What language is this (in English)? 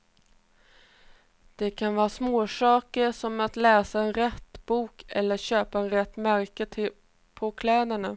Swedish